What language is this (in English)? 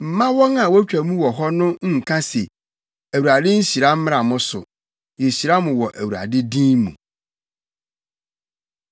Akan